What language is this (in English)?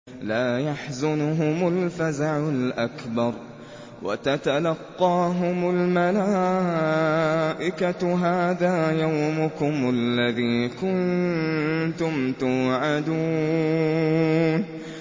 Arabic